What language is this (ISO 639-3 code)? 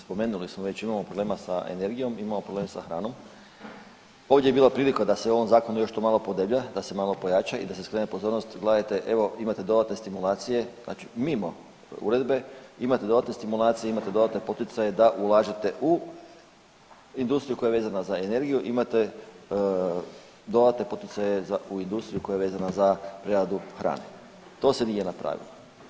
hrv